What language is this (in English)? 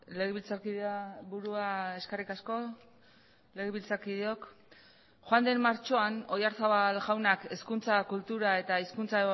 Basque